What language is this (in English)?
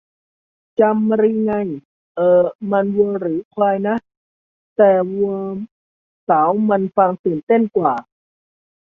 Thai